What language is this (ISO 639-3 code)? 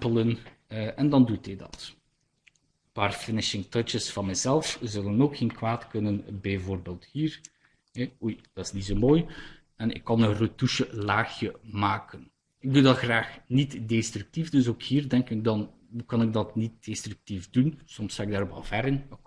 nld